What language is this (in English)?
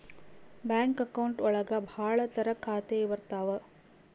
Kannada